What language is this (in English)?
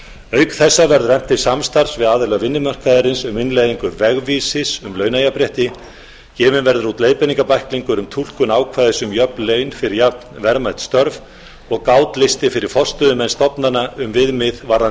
Icelandic